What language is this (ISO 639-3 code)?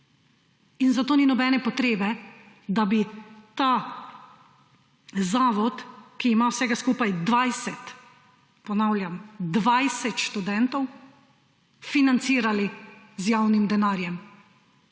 slv